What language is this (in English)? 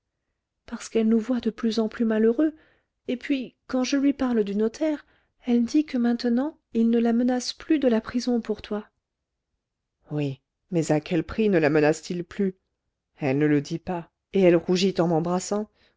French